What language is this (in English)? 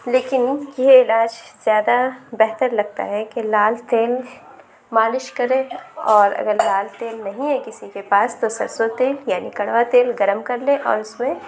Urdu